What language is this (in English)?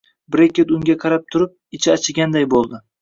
Uzbek